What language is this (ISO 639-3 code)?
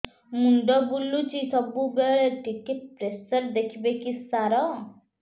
ori